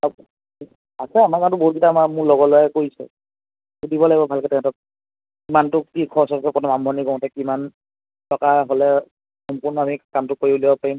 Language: Assamese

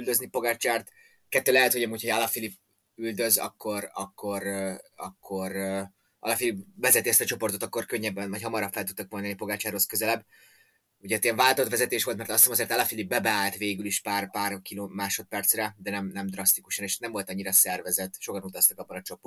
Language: Hungarian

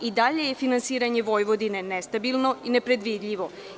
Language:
Serbian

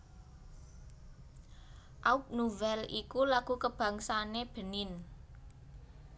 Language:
Javanese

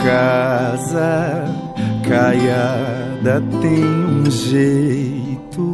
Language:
Portuguese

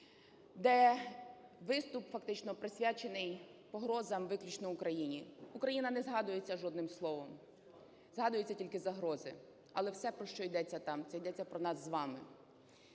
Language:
Ukrainian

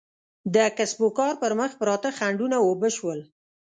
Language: Pashto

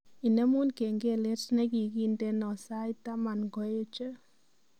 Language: Kalenjin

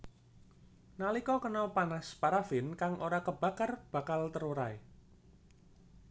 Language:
Javanese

